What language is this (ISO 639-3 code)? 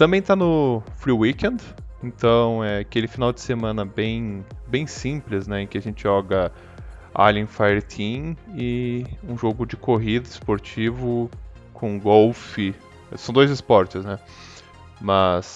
por